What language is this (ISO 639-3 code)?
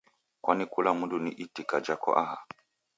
dav